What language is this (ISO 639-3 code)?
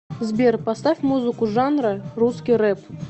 rus